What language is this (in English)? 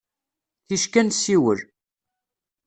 Kabyle